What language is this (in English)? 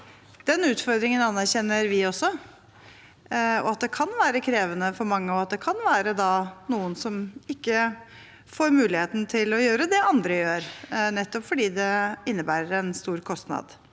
Norwegian